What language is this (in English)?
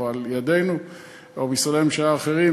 Hebrew